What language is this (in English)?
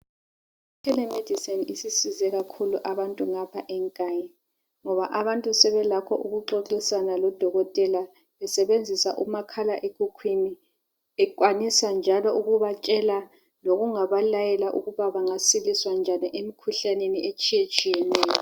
North Ndebele